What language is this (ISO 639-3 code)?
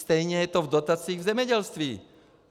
ces